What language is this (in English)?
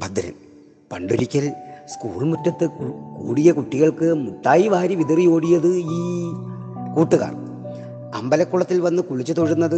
Malayalam